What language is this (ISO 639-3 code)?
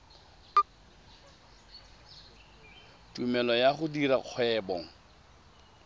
tsn